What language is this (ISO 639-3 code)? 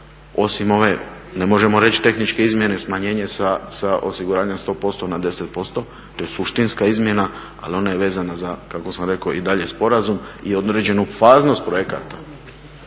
hrv